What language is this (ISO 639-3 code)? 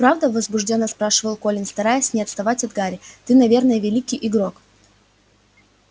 rus